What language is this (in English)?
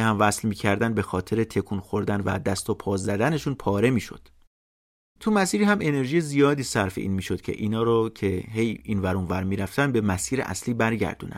Persian